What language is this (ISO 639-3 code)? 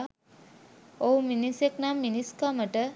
sin